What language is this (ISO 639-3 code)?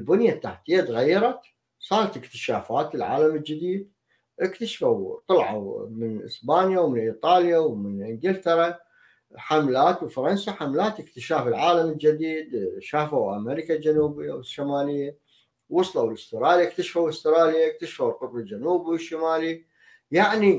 ara